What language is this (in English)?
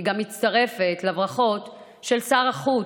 Hebrew